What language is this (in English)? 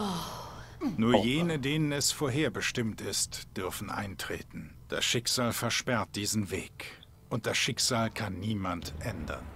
German